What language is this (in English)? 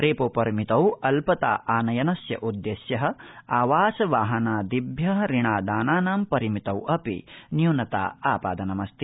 Sanskrit